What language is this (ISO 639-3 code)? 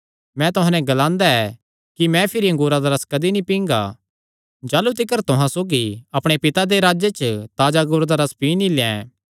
xnr